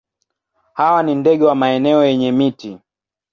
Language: Swahili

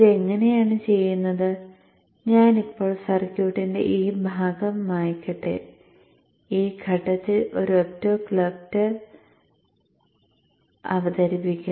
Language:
Malayalam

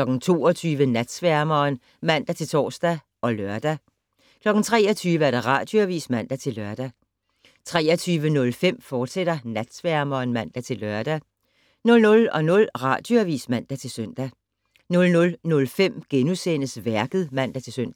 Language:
Danish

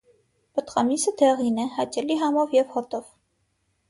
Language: Armenian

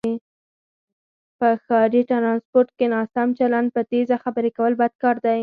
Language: Pashto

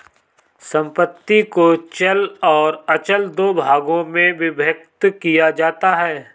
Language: Hindi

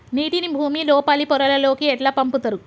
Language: Telugu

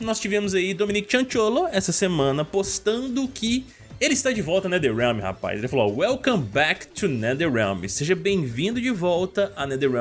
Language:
Portuguese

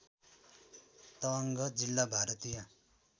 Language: Nepali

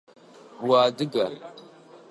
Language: Adyghe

